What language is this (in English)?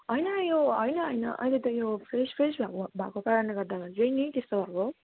Nepali